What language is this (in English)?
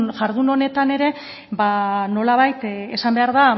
Basque